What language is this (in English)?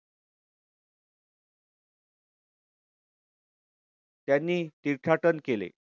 Marathi